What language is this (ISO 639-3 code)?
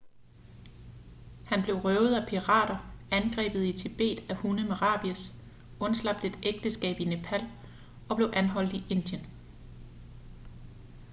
dan